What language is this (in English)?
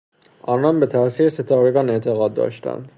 Persian